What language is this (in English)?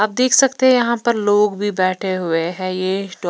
Hindi